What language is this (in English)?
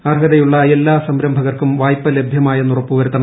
Malayalam